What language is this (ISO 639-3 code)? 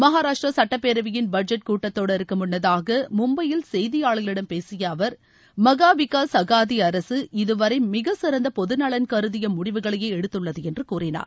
tam